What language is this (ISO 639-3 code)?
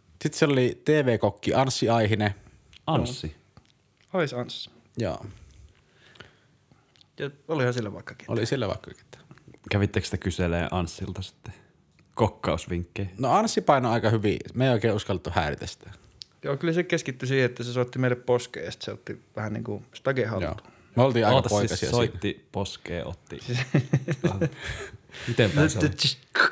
fin